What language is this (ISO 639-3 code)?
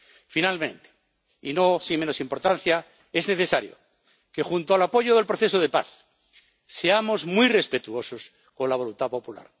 spa